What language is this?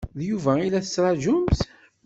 Kabyle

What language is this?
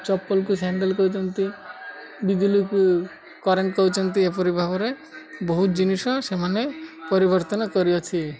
Odia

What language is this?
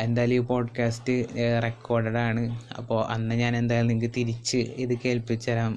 Malayalam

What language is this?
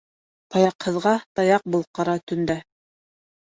Bashkir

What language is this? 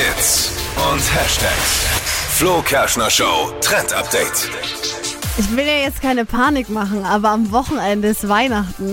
German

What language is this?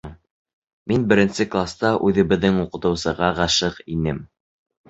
Bashkir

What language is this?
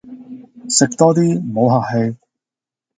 Cantonese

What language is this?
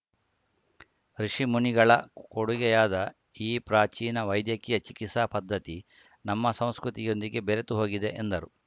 Kannada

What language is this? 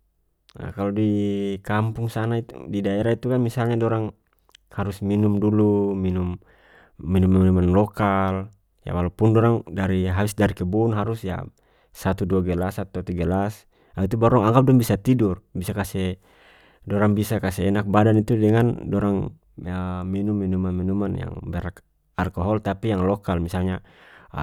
North Moluccan Malay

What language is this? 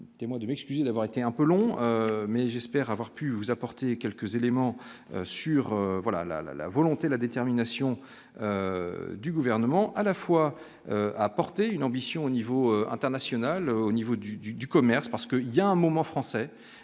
French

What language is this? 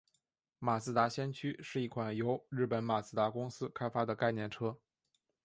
Chinese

